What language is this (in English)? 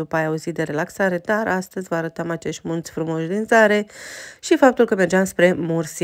Romanian